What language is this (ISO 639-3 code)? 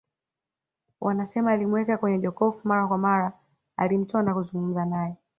swa